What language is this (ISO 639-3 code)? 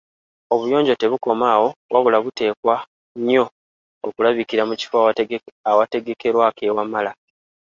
lug